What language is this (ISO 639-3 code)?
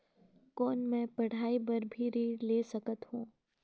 hne